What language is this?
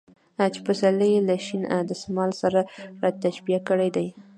Pashto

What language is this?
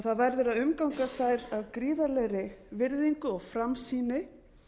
Icelandic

